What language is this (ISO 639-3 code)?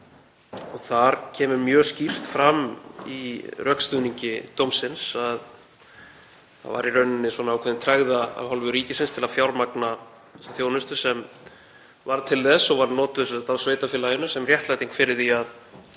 isl